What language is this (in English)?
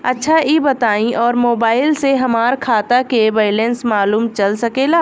Bhojpuri